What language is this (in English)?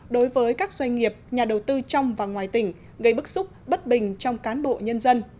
Vietnamese